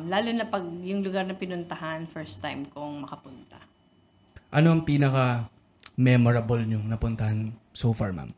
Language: Filipino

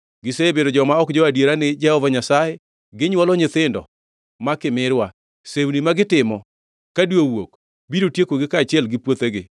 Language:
Luo (Kenya and Tanzania)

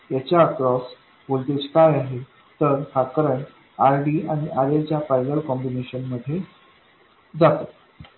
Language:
Marathi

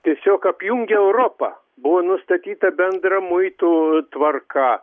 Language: Lithuanian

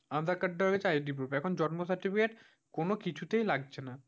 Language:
Bangla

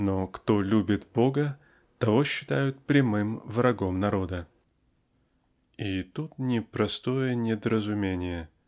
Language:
Russian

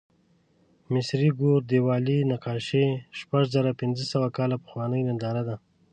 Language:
Pashto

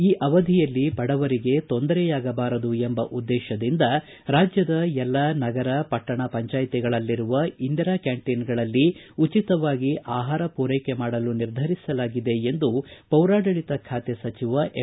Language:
Kannada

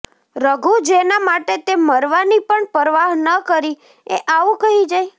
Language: Gujarati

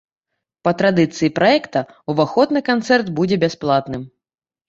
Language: Belarusian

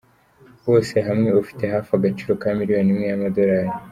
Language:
Kinyarwanda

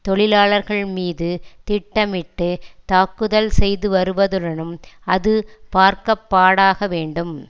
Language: Tamil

